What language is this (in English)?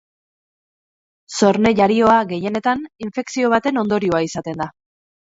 Basque